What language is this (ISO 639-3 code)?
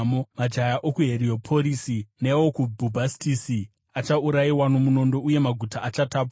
sna